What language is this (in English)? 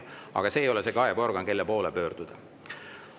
Estonian